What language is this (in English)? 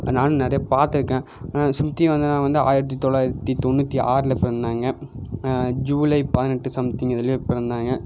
Tamil